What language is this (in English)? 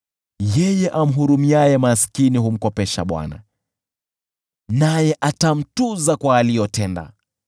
Swahili